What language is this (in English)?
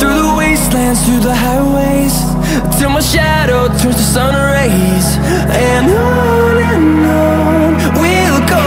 English